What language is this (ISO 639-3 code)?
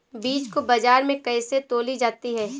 hin